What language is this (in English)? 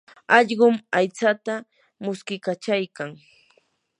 Yanahuanca Pasco Quechua